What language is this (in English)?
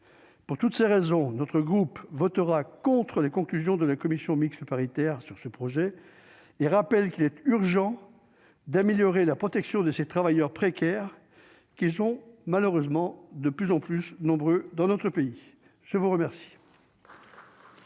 French